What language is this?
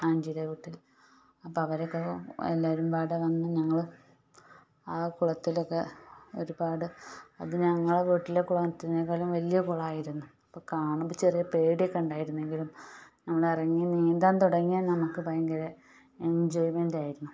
Malayalam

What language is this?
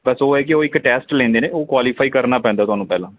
Punjabi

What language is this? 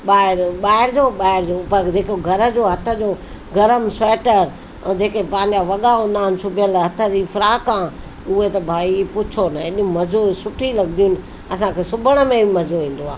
Sindhi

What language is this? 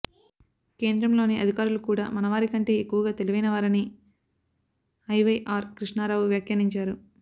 Telugu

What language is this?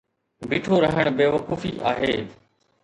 Sindhi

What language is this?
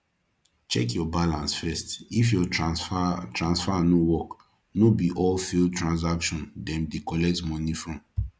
Nigerian Pidgin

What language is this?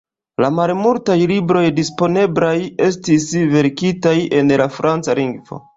Esperanto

